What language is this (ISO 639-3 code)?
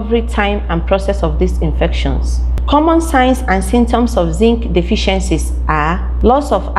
eng